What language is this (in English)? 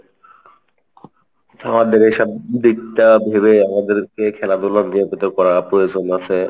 Bangla